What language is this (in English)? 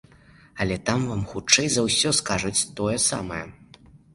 Belarusian